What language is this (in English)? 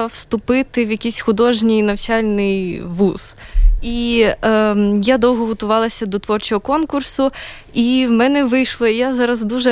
Ukrainian